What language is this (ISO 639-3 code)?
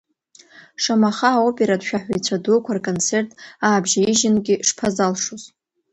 abk